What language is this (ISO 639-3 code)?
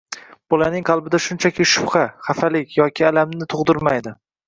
uzb